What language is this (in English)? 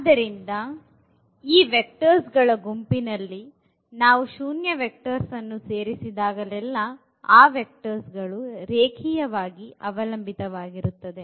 Kannada